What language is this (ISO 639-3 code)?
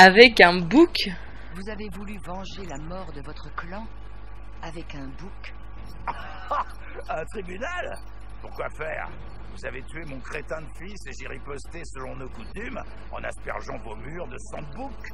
fra